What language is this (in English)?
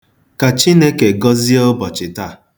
Igbo